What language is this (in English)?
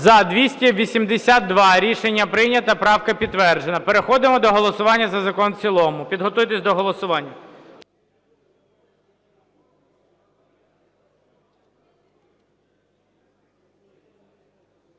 Ukrainian